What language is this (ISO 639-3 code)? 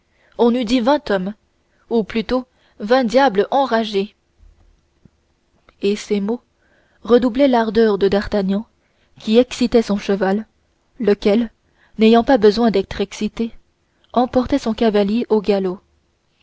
fra